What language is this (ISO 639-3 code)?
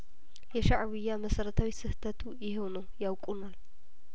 amh